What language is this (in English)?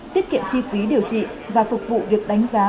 Vietnamese